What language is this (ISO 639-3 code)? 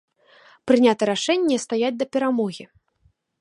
bel